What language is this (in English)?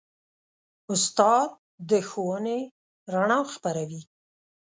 Pashto